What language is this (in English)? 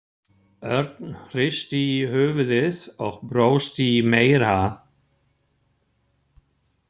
Icelandic